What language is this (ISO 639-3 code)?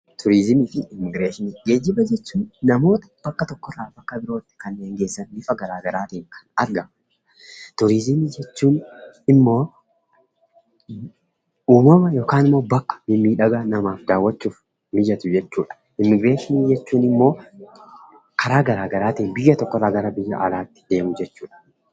orm